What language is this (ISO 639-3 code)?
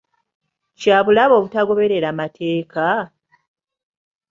lug